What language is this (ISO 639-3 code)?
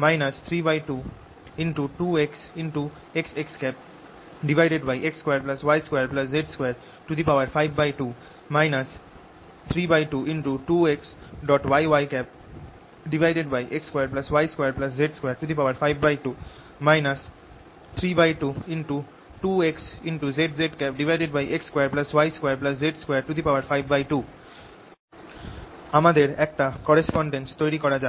ben